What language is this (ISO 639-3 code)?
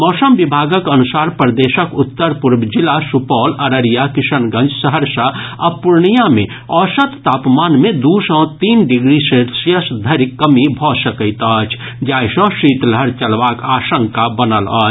mai